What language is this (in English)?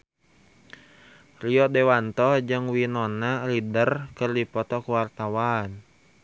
Sundanese